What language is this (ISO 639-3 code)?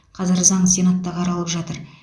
kaz